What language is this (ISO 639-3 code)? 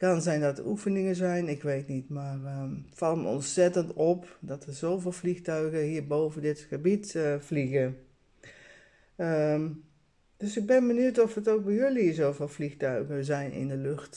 nld